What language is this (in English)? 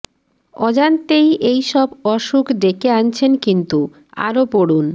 Bangla